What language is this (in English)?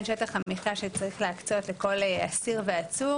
Hebrew